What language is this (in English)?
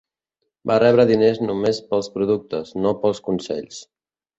Catalan